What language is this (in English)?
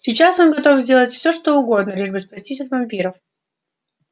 Russian